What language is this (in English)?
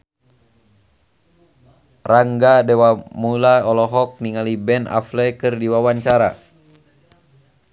Sundanese